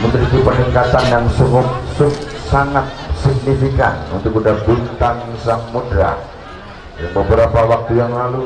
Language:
Indonesian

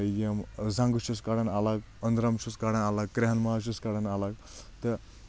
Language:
Kashmiri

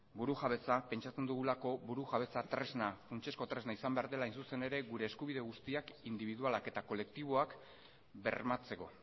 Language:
Basque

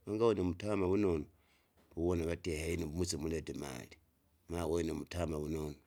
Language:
Kinga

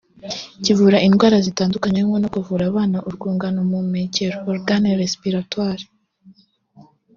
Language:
Kinyarwanda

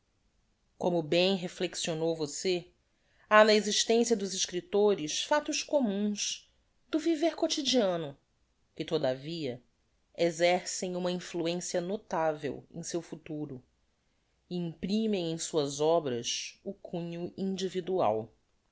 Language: Portuguese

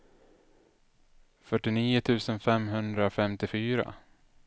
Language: Swedish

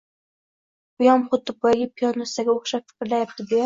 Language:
Uzbek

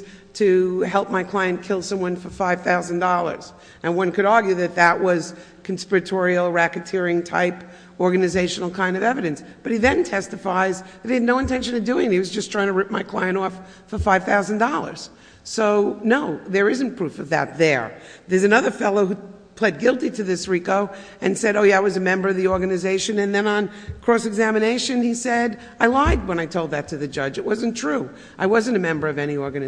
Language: English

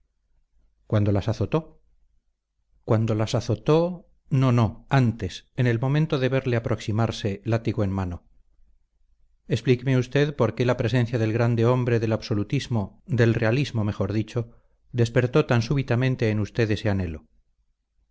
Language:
Spanish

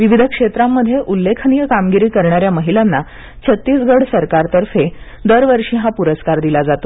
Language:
Marathi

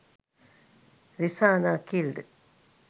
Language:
Sinhala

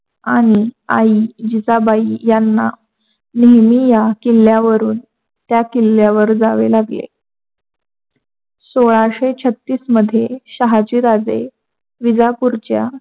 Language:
Marathi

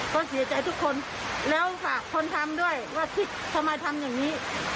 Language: Thai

